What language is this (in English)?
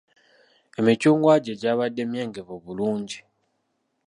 Ganda